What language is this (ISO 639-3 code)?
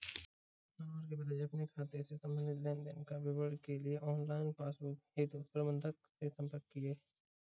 hin